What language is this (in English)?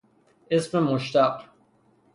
Persian